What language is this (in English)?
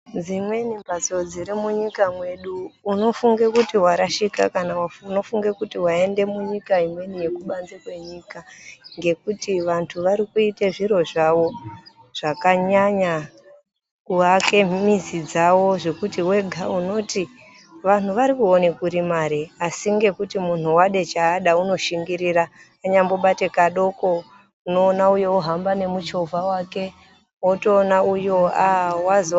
Ndau